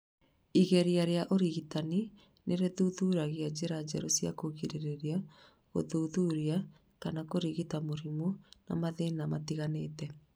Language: Kikuyu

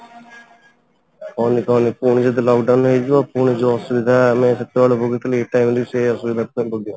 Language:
Odia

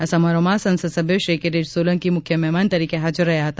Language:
Gujarati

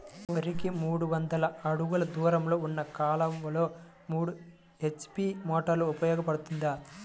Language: Telugu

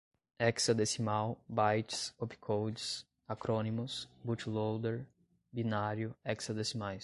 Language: Portuguese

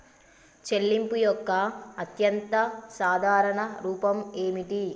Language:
Telugu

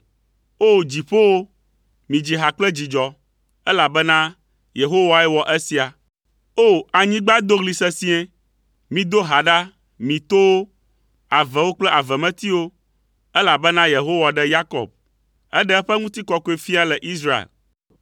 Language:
Ewe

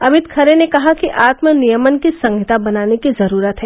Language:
Hindi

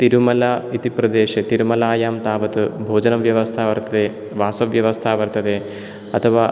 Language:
Sanskrit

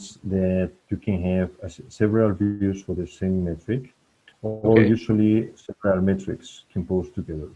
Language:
English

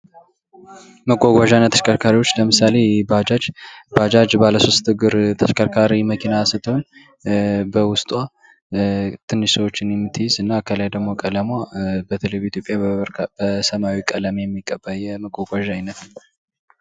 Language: Amharic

